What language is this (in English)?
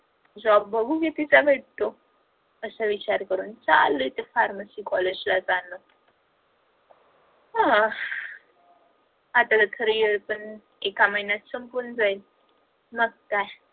Marathi